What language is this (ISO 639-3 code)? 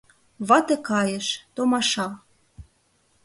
chm